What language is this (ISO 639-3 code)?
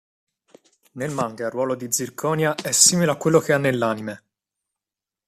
ita